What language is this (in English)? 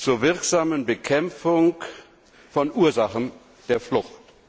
German